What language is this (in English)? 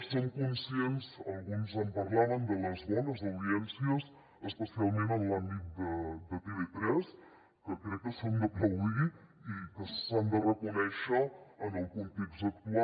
Catalan